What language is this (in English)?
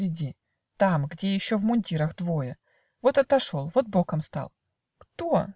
Russian